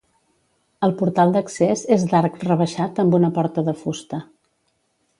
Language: Catalan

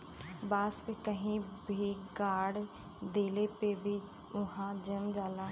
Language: Bhojpuri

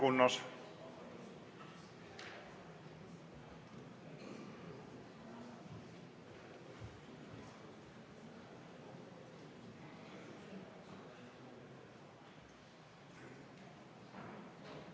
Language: Estonian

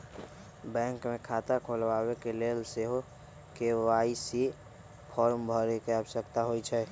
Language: Magahi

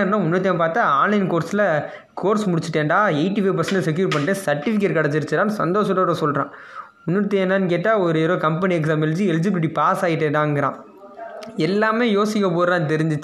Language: Tamil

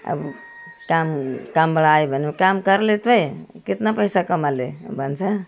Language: Nepali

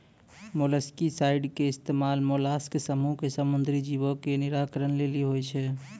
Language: Maithili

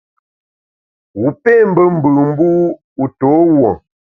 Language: Bamun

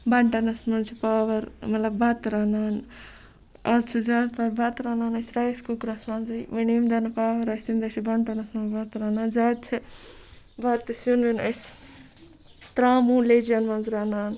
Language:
Kashmiri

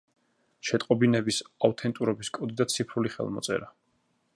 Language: Georgian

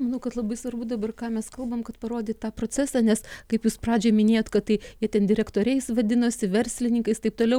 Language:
Lithuanian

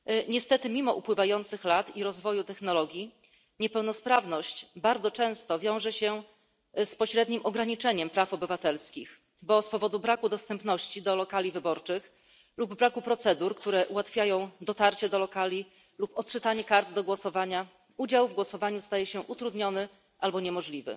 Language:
Polish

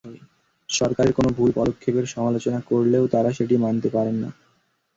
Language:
Bangla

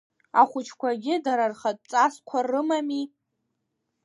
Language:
Abkhazian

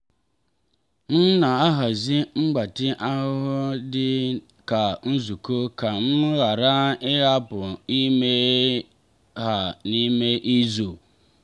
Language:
Igbo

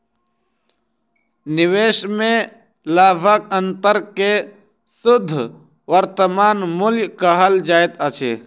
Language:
Maithili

